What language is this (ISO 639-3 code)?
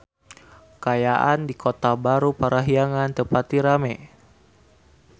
sun